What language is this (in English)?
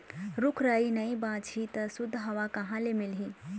Chhattisgarhi